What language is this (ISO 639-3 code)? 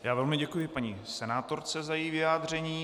ces